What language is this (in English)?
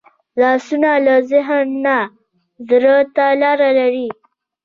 Pashto